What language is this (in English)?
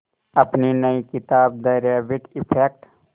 Hindi